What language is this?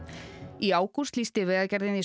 Icelandic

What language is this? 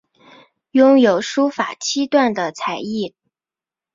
Chinese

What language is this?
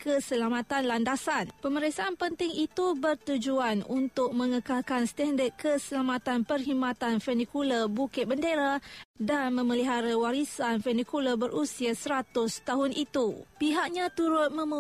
Malay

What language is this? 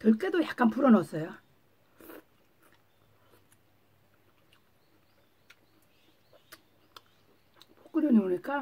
Korean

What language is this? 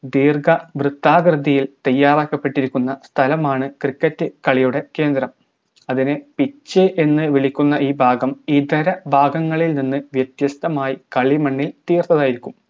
Malayalam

